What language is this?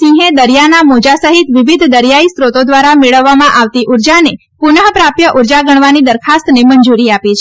Gujarati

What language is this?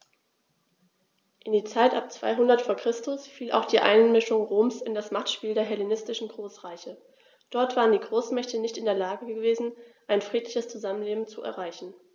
German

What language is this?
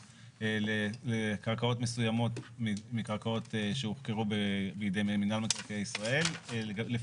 Hebrew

